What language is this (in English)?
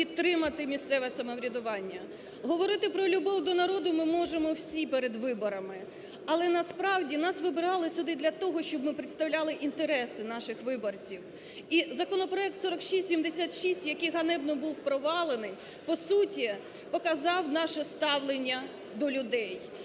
Ukrainian